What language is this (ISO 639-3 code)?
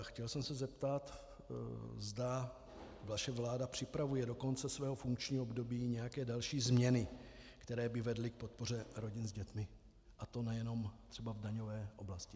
ces